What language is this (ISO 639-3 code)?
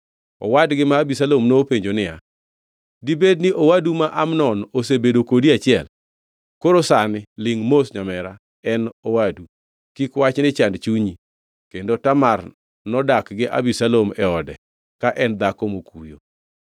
luo